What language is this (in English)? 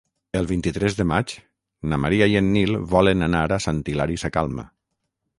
Catalan